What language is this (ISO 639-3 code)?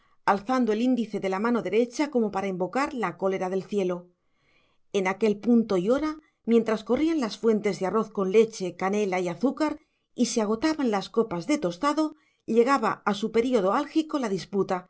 spa